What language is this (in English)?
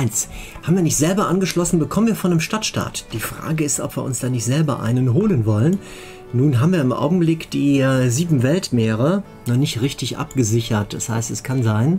German